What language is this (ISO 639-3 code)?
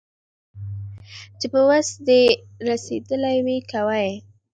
pus